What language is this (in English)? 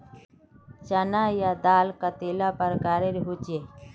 Magahi